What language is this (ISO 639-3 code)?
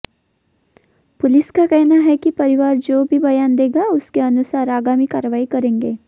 hin